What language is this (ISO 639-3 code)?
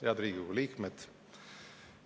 est